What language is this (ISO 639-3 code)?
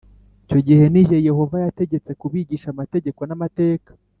kin